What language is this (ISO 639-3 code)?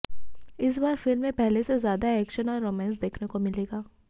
hin